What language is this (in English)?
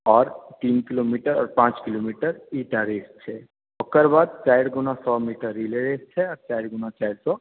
Maithili